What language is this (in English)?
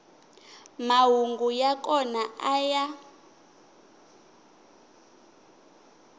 Tsonga